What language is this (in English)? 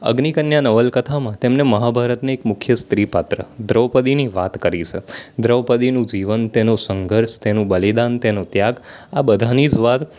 Gujarati